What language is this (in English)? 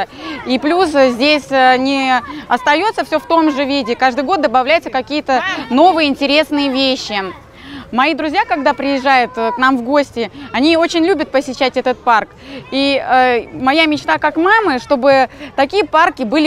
Russian